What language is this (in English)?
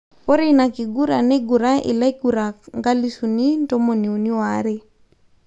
Masai